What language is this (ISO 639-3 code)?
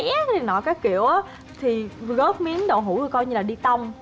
vie